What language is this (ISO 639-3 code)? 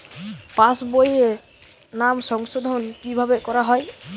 ben